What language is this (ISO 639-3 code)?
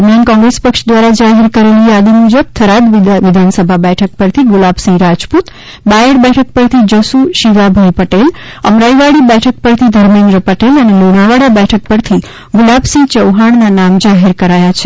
guj